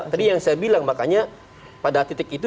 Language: Indonesian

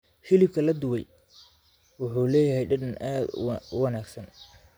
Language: Somali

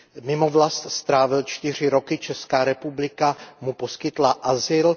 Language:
Czech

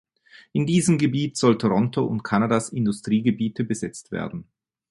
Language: German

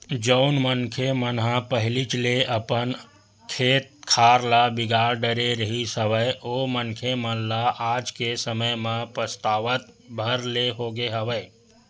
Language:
Chhattisgarhi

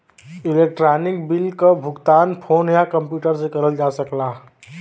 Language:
Bhojpuri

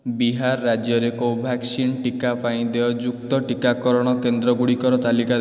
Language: Odia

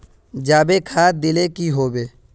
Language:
Magahi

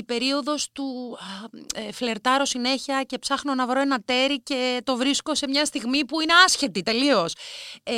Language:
Greek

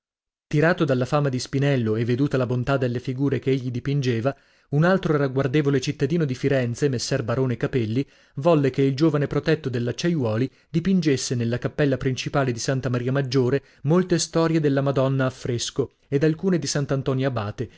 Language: Italian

